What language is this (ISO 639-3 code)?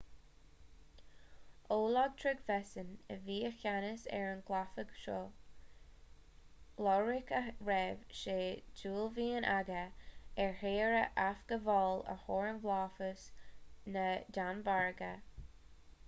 gle